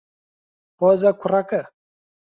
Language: Central Kurdish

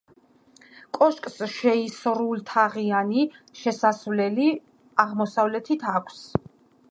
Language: Georgian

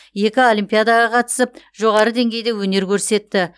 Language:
Kazakh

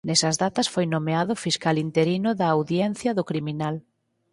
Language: Galician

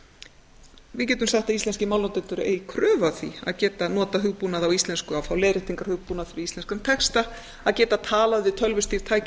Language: Icelandic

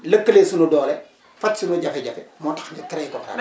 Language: Wolof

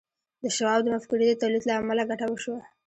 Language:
Pashto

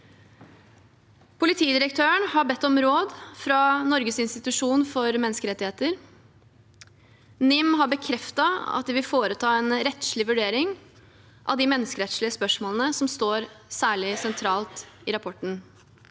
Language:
Norwegian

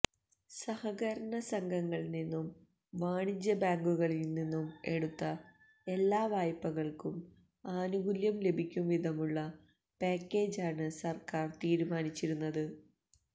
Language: Malayalam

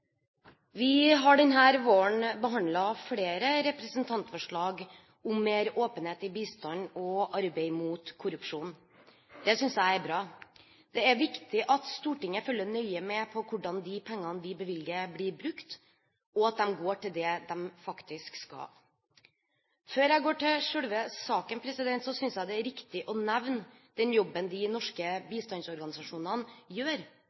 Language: Norwegian Bokmål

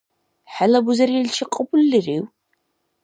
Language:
Dargwa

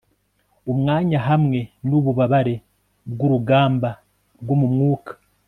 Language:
Kinyarwanda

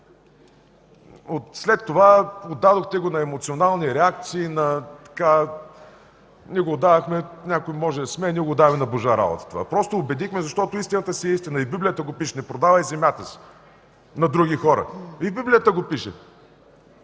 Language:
Bulgarian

